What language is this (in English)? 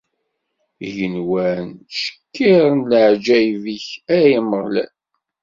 Kabyle